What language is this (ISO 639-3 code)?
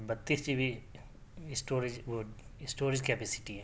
urd